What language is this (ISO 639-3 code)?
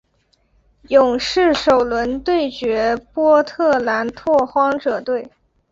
zho